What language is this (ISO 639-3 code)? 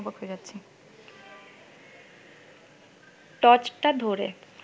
ben